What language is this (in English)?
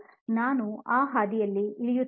Kannada